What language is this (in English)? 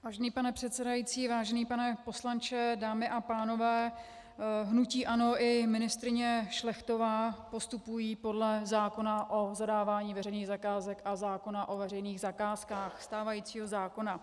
Czech